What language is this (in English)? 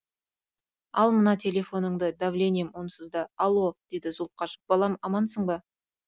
Kazakh